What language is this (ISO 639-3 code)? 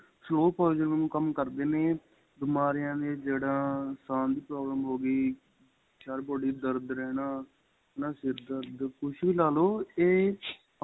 pan